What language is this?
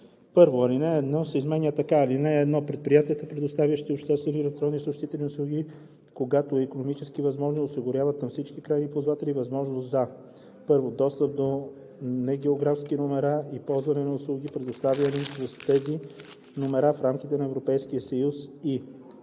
Bulgarian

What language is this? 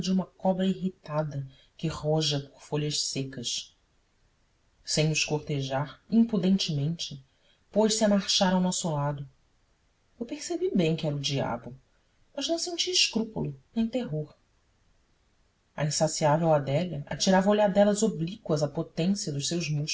Portuguese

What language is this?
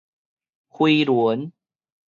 Min Nan Chinese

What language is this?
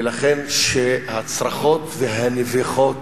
Hebrew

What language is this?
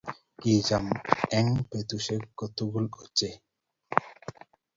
Kalenjin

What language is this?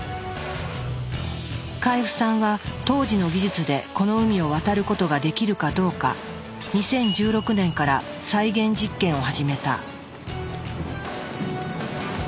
Japanese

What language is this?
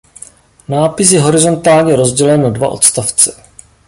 Czech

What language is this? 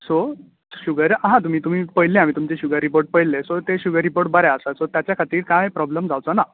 Konkani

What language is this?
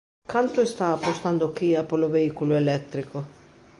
Galician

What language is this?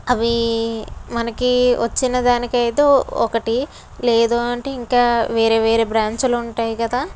Telugu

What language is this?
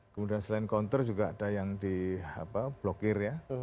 Indonesian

